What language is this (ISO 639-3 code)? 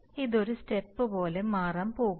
mal